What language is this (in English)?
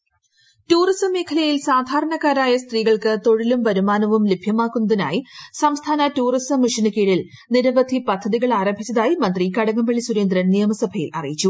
Malayalam